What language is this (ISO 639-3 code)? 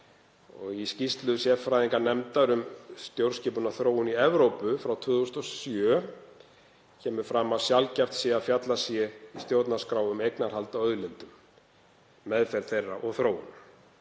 isl